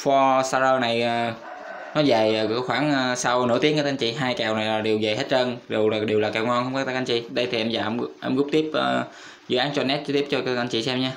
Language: Vietnamese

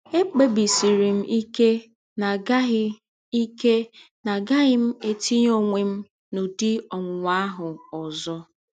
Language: Igbo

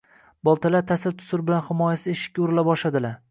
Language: Uzbek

